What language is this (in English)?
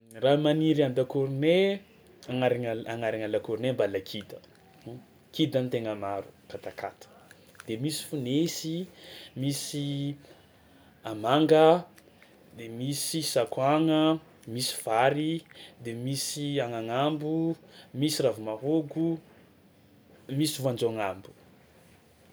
Tsimihety Malagasy